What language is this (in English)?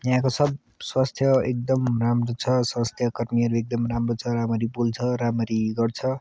Nepali